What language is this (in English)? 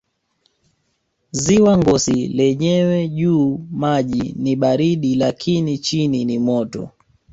Swahili